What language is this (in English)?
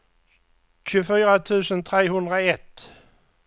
Swedish